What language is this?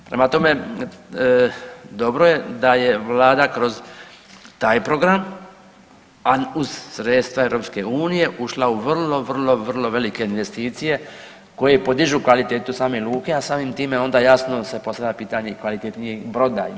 Croatian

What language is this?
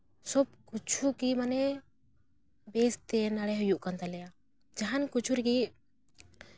Santali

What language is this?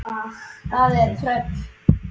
Icelandic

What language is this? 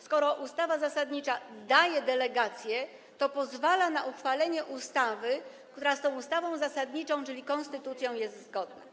Polish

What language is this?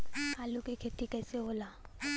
Bhojpuri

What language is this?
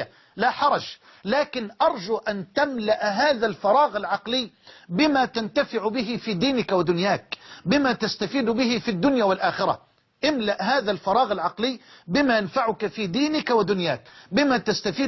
Arabic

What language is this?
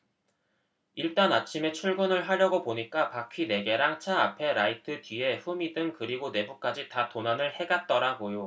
Korean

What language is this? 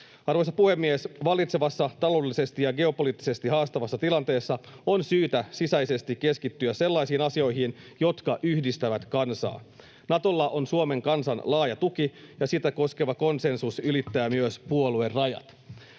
Finnish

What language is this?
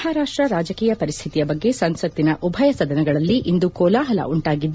Kannada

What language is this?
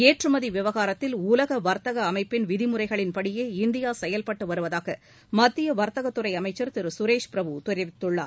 Tamil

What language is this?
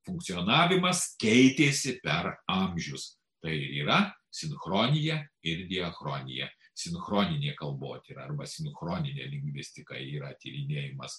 Lithuanian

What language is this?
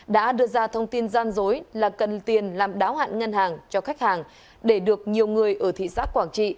Vietnamese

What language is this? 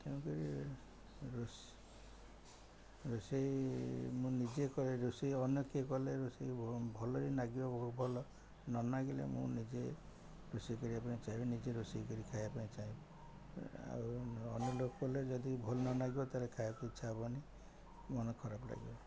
Odia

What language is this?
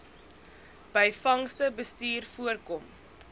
Afrikaans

